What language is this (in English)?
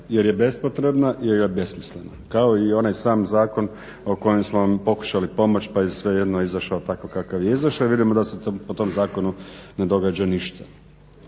Croatian